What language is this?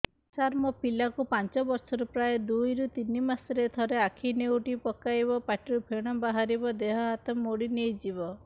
Odia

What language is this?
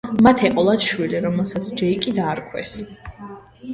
Georgian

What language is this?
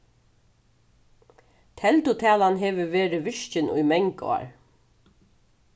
Faroese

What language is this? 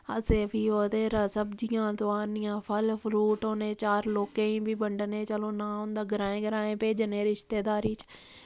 Dogri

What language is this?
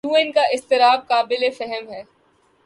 Urdu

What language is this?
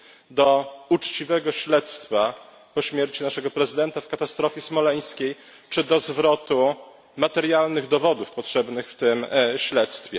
Polish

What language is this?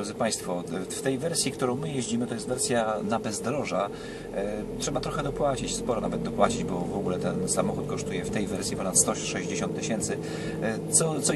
Polish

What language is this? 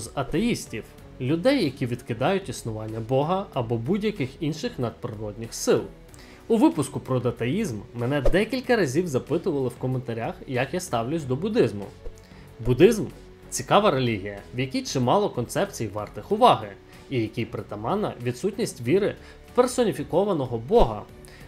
Ukrainian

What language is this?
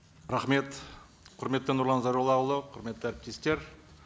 Kazakh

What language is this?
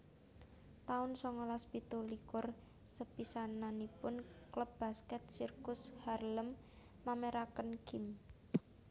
Javanese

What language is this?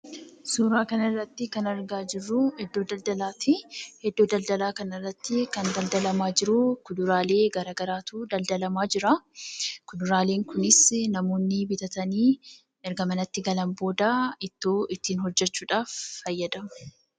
Oromo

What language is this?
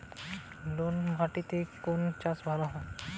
Bangla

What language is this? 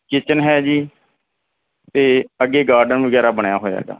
Punjabi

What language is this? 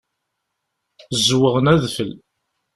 Kabyle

